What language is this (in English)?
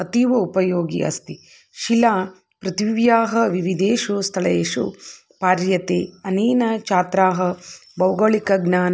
Sanskrit